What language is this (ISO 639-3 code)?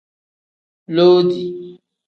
kdh